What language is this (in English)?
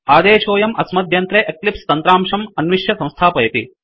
Sanskrit